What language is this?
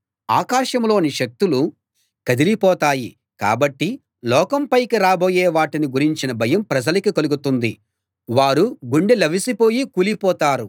Telugu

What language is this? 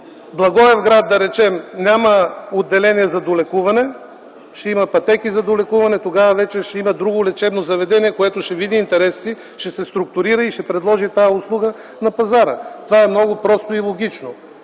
Bulgarian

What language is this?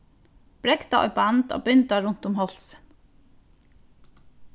Faroese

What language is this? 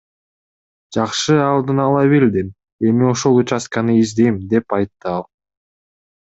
Kyrgyz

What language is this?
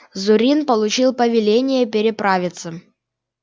Russian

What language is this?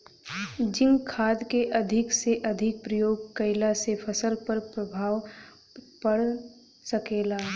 Bhojpuri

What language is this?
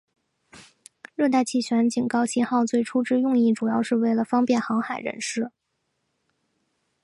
Chinese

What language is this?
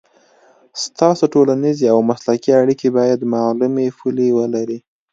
Pashto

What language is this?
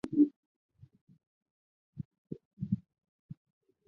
Chinese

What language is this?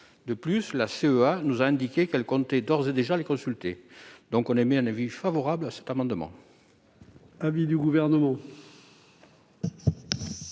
French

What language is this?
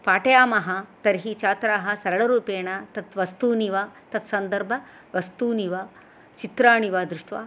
Sanskrit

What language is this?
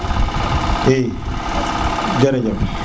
Serer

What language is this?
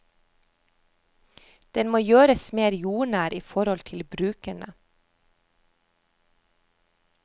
Norwegian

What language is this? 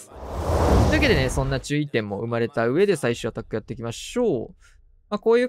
Japanese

